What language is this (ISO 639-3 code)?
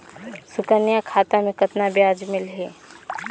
hne